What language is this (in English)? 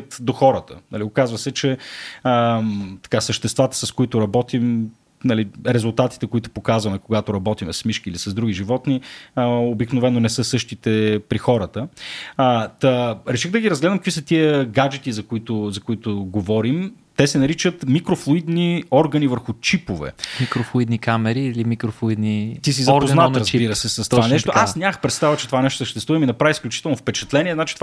Bulgarian